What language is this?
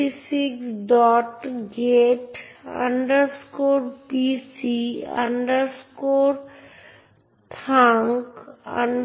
Bangla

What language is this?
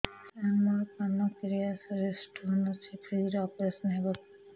Odia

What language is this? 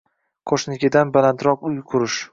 Uzbek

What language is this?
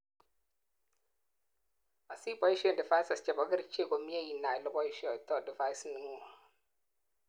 Kalenjin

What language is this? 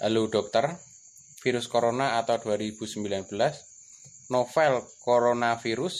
Indonesian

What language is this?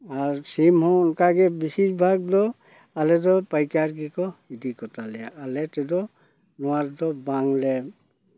Santali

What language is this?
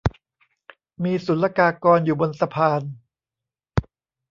Thai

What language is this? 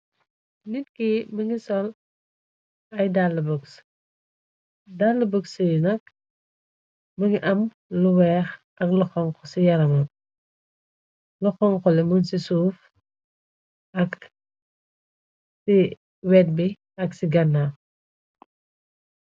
Wolof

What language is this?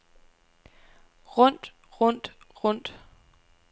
Danish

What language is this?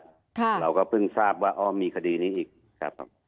Thai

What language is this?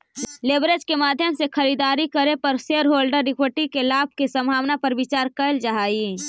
Magahi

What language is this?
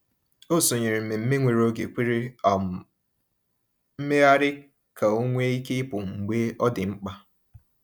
Igbo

